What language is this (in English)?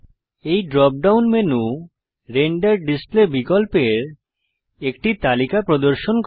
Bangla